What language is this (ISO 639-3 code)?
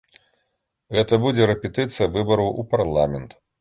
bel